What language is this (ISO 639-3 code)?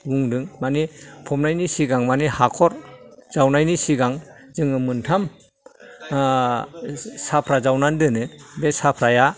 brx